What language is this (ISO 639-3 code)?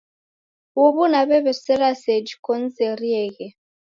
dav